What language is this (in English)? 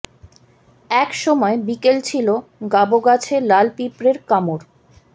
Bangla